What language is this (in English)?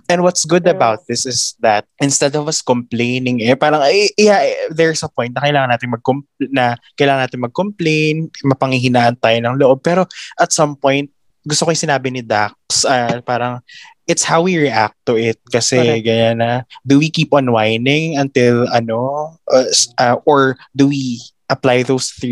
Filipino